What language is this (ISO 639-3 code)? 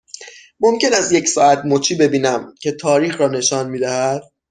fas